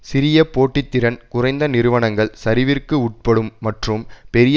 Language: Tamil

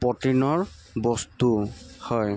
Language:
Assamese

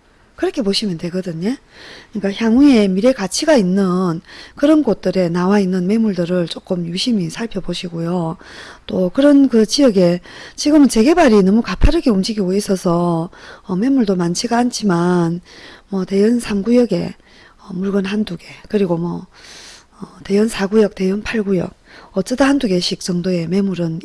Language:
Korean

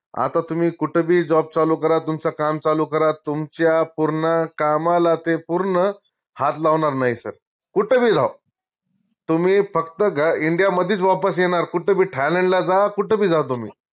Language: Marathi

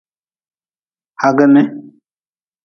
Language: Nawdm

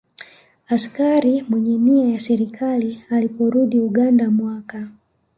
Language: Swahili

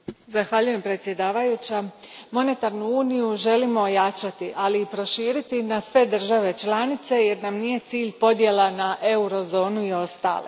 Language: Croatian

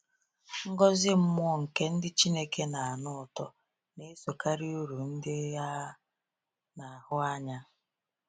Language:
Igbo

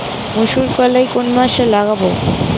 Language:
Bangla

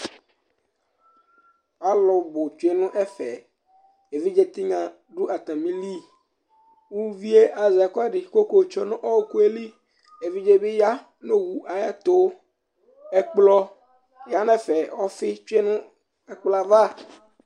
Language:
Ikposo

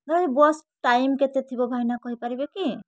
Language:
Odia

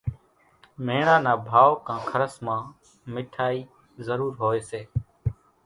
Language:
Kachi Koli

